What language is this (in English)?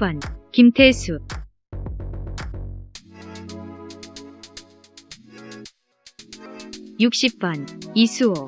Korean